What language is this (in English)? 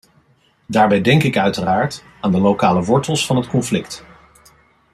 Dutch